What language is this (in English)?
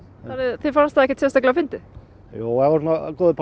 Icelandic